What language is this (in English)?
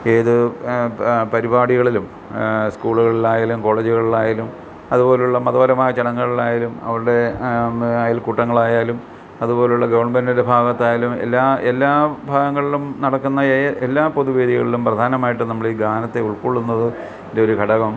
Malayalam